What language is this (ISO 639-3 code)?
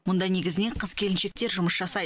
kaz